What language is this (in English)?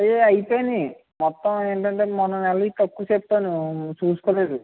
Telugu